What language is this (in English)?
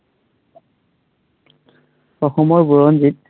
Assamese